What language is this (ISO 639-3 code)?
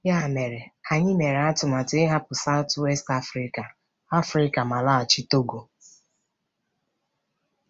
ibo